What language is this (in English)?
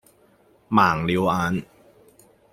Cantonese